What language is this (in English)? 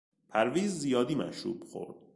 Persian